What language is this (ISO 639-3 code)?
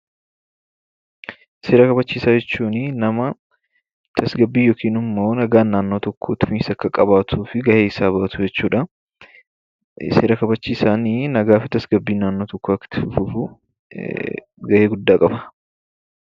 orm